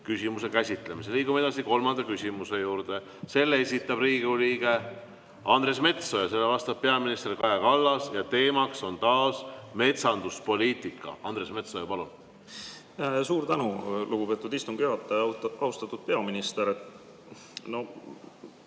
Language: Estonian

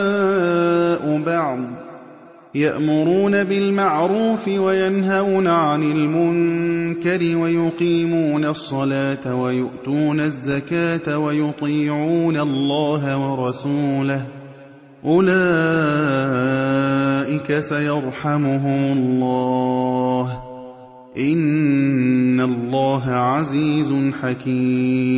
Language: Arabic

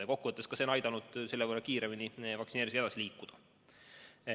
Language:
Estonian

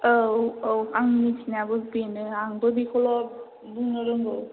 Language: Bodo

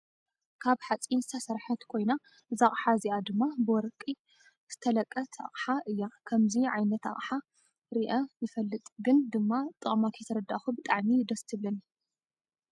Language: Tigrinya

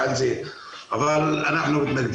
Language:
Hebrew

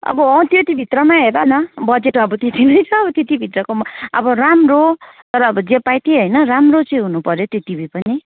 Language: Nepali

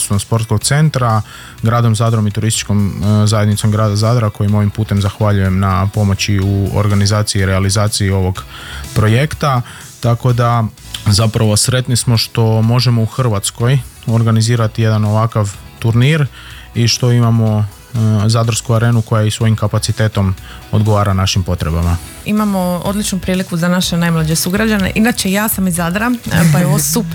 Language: Croatian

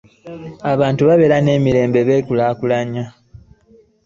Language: Ganda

